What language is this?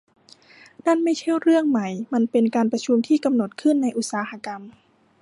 Thai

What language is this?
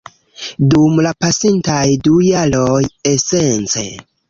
Esperanto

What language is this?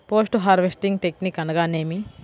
Telugu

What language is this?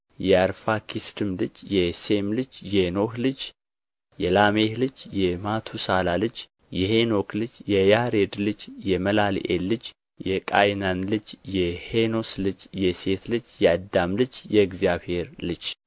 Amharic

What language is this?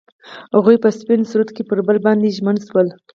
Pashto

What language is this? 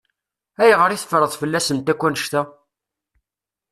Kabyle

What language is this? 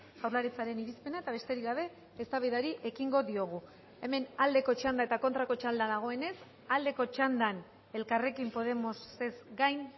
Basque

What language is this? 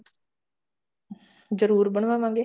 Punjabi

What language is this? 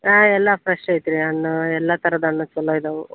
Kannada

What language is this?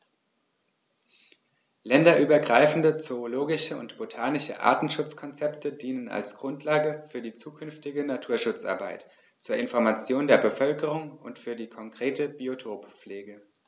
German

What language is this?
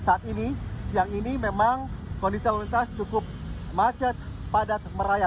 Indonesian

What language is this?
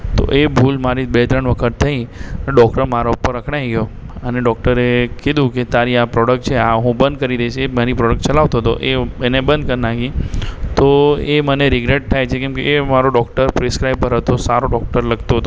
Gujarati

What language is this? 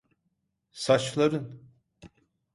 Turkish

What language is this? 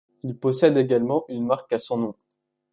French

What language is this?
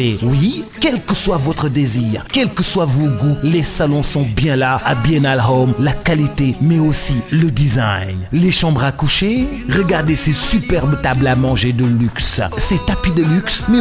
French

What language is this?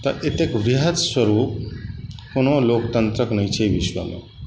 Maithili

